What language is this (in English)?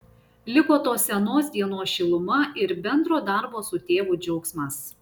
Lithuanian